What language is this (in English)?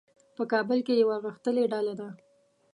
Pashto